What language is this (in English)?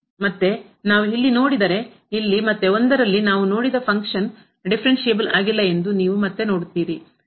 Kannada